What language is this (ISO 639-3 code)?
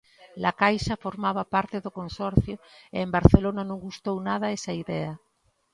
glg